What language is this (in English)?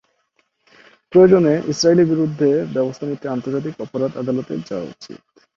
Bangla